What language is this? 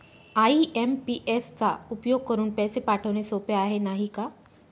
Marathi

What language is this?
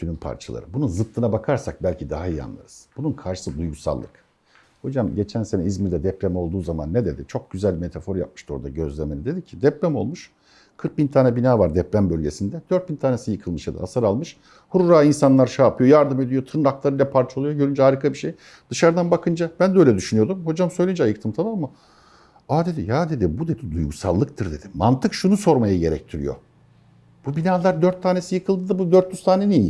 Turkish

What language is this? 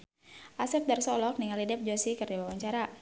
Sundanese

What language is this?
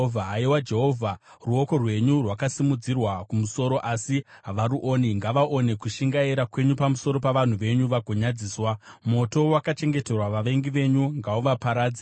Shona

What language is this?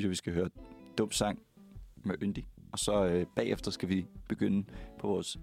Danish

